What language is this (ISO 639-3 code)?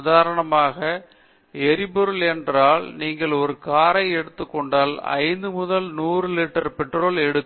tam